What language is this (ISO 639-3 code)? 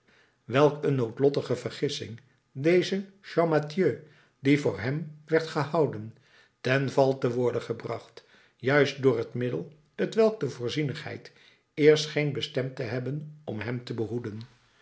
nld